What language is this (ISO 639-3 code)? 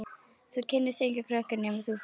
isl